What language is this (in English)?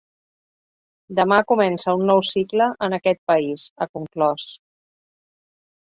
Catalan